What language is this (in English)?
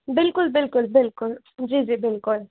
Sindhi